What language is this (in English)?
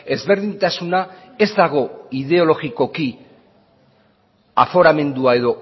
Basque